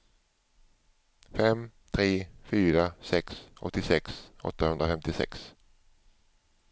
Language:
Swedish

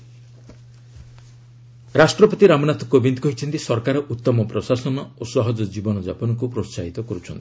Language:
Odia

